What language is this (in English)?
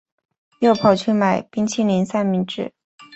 Chinese